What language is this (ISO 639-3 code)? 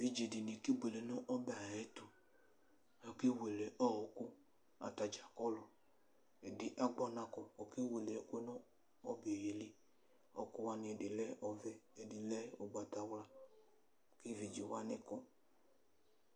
kpo